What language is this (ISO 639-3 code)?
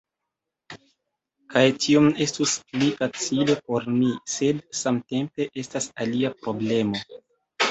epo